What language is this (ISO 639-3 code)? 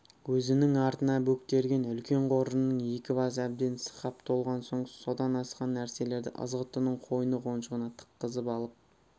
kaz